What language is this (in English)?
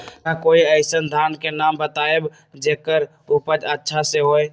Magahi